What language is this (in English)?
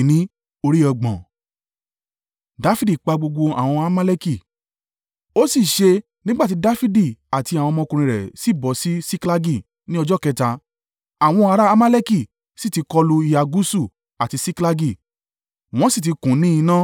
Yoruba